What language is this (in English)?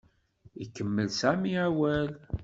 Kabyle